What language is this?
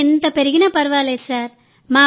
Telugu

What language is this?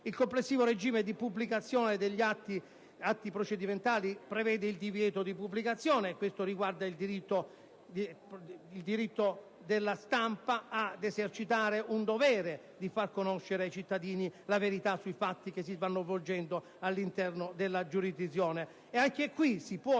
Italian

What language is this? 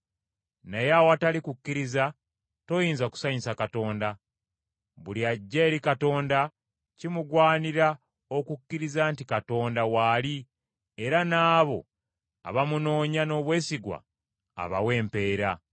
Ganda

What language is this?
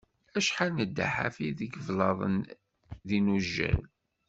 Kabyle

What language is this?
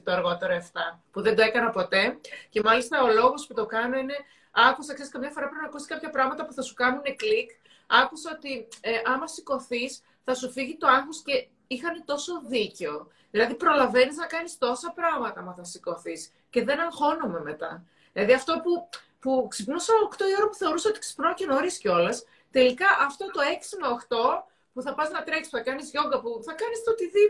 Greek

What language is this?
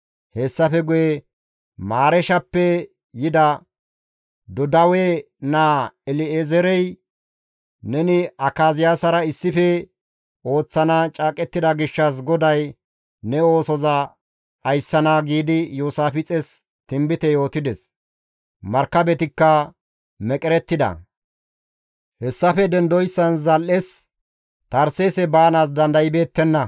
Gamo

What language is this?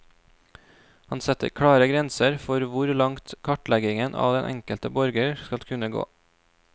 Norwegian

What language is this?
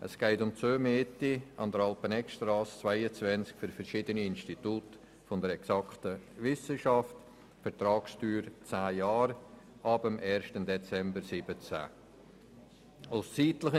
Swiss German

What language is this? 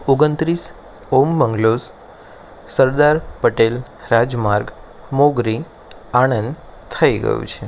Gujarati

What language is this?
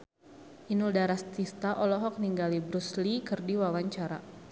Sundanese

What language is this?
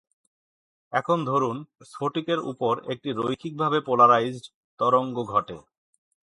Bangla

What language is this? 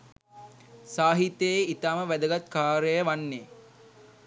Sinhala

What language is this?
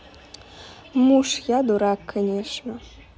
Russian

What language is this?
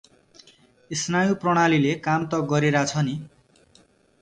Nepali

